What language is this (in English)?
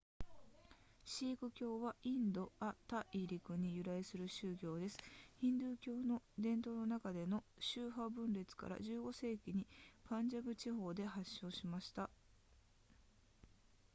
Japanese